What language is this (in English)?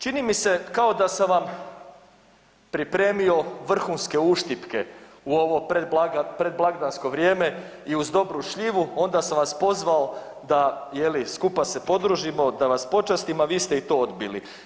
Croatian